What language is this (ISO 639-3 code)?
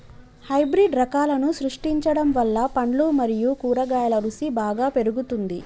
tel